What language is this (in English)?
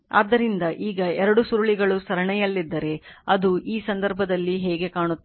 Kannada